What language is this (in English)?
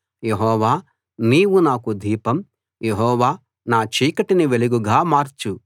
Telugu